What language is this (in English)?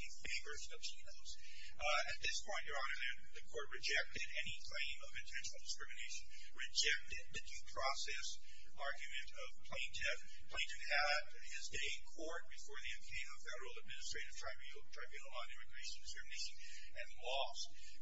English